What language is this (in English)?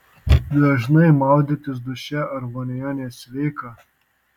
Lithuanian